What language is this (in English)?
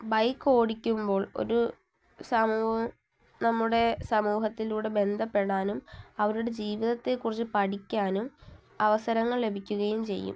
Malayalam